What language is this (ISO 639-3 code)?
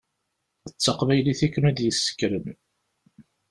kab